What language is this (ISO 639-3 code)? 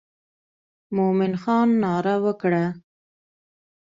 pus